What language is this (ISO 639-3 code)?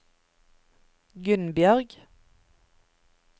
nor